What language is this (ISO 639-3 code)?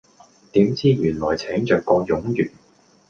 yue